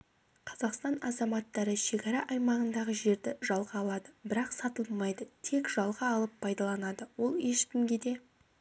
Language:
Kazakh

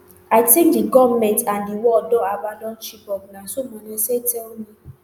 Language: Nigerian Pidgin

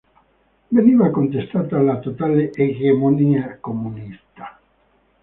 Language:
Italian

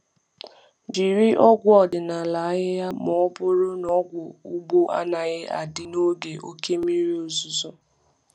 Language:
Igbo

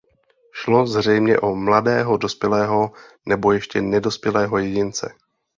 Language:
Czech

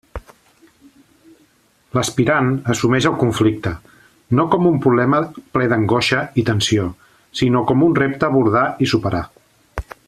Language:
Catalan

